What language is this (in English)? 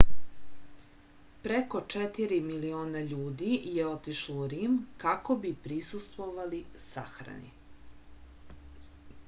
Serbian